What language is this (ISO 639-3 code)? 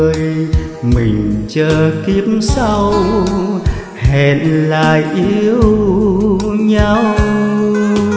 vie